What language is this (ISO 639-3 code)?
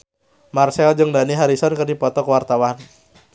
sun